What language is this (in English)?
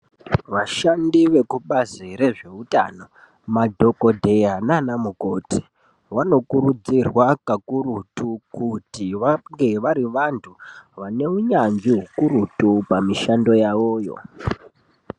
Ndau